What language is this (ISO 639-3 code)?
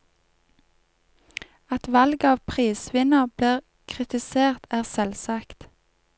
nor